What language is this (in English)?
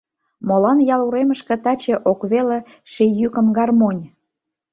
Mari